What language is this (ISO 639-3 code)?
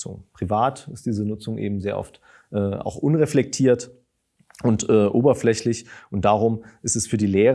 deu